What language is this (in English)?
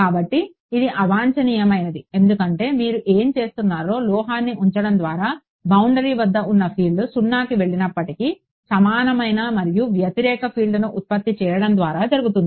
Telugu